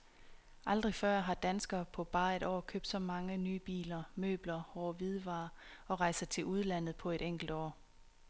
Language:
Danish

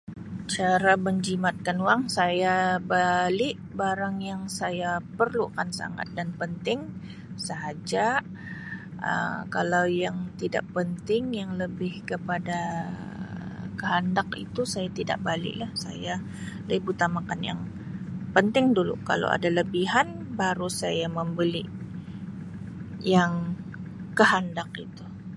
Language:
Sabah Malay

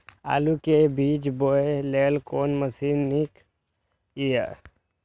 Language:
Maithili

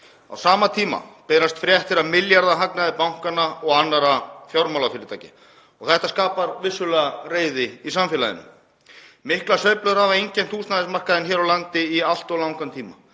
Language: Icelandic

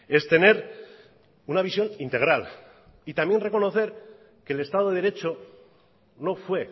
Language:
Spanish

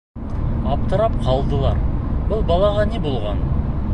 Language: Bashkir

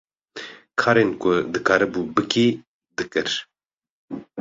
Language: Kurdish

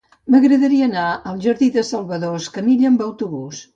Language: Catalan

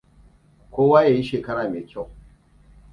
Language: Hausa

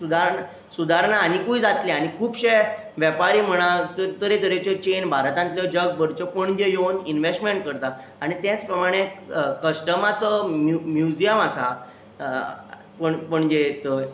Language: Konkani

